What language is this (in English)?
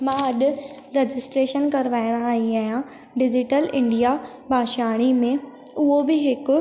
Sindhi